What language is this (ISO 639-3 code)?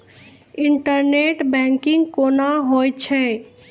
mai